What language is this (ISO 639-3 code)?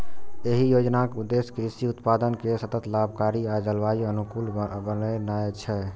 mai